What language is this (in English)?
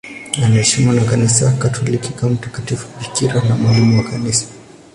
Swahili